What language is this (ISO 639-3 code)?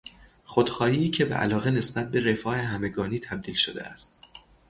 fas